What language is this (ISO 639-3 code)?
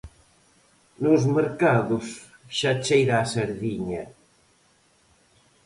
glg